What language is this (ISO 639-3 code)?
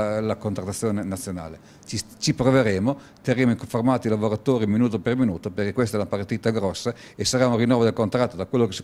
ita